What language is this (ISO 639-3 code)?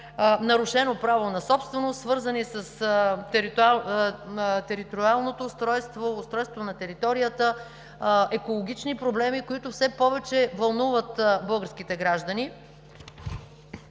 bul